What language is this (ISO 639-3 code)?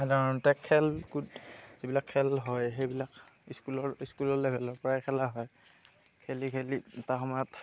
asm